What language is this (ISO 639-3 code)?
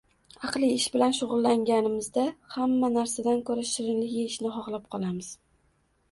uzb